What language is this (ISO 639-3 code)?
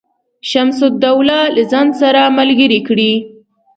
pus